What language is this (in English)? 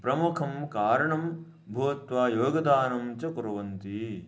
Sanskrit